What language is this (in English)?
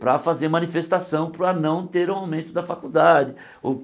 Portuguese